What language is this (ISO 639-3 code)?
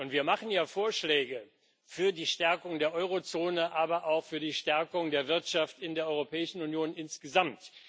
deu